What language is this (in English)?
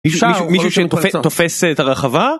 Hebrew